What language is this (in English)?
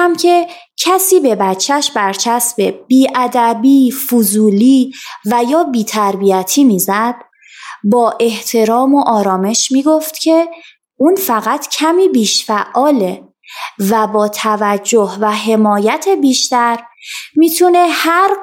Persian